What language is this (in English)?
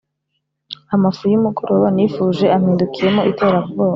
Kinyarwanda